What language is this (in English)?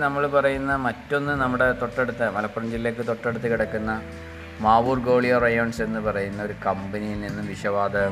Malayalam